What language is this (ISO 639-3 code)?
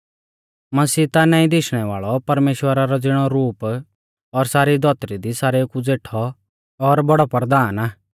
bfz